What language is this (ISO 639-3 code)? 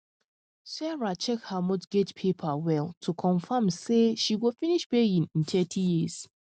pcm